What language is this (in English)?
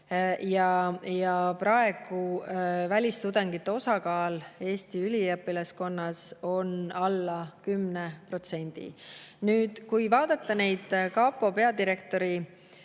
Estonian